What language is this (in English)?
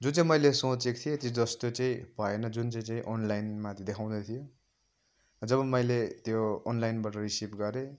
Nepali